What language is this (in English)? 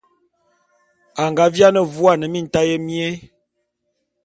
Bulu